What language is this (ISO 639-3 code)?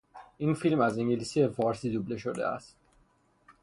fas